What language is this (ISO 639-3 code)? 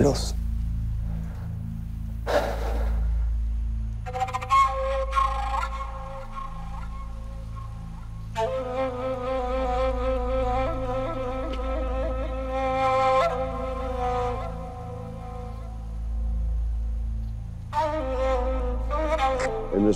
tur